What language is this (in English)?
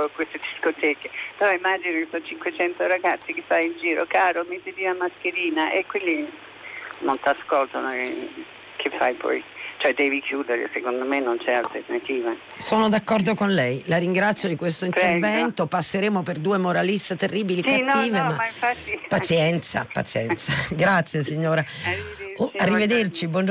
Italian